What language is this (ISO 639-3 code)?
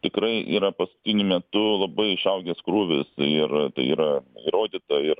lit